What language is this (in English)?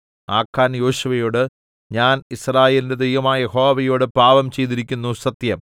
Malayalam